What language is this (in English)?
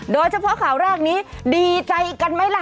Thai